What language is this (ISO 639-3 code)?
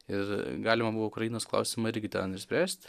lit